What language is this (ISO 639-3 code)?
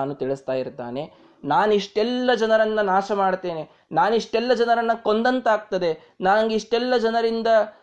kan